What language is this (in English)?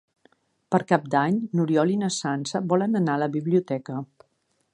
Catalan